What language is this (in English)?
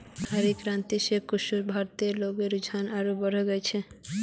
Magahi